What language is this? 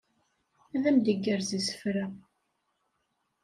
Kabyle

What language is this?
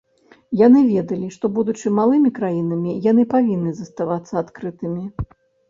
Belarusian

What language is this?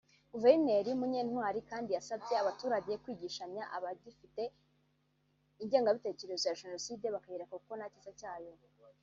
Kinyarwanda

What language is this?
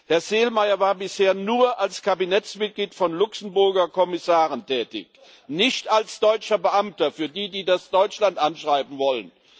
German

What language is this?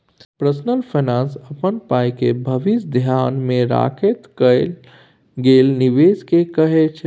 Maithili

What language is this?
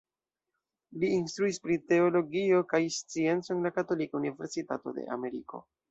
Esperanto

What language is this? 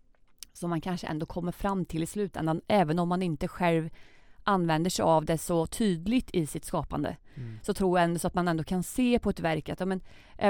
Swedish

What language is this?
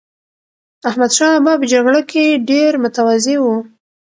Pashto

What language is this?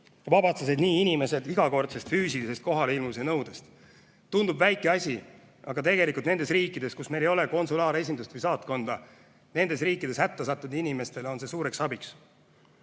Estonian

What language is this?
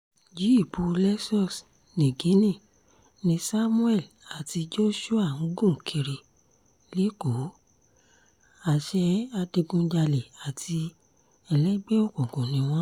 Yoruba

